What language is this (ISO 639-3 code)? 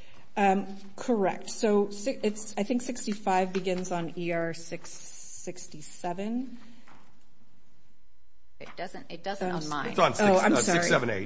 eng